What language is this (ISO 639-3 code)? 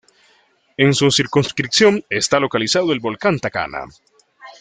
spa